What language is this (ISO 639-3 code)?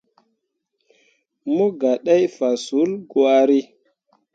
mua